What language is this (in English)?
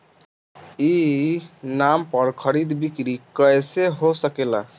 Bhojpuri